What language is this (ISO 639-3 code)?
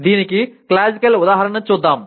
tel